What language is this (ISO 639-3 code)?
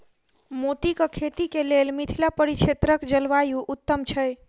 mai